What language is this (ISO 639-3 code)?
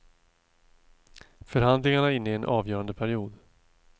swe